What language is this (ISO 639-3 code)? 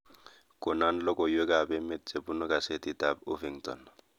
kln